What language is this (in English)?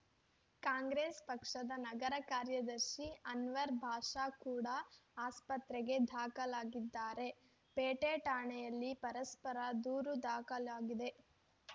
Kannada